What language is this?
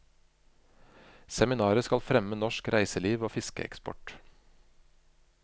Norwegian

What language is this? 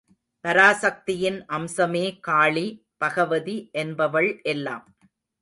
Tamil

